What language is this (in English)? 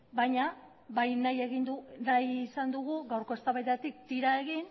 Basque